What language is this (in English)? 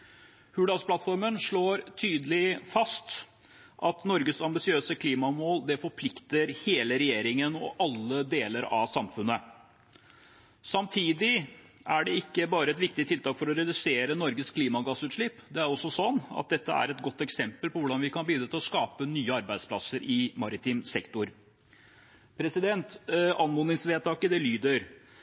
Norwegian Bokmål